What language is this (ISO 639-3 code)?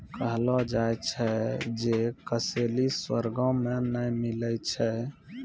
mai